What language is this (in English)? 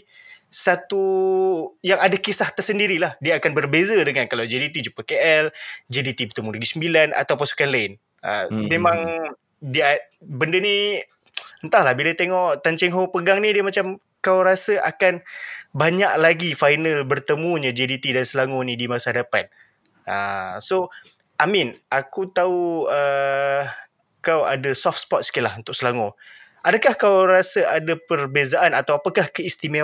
Malay